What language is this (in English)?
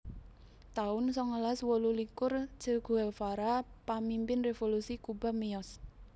Javanese